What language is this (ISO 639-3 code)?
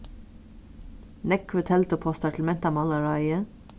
fao